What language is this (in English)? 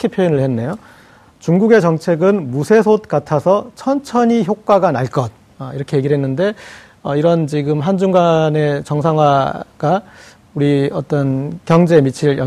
Korean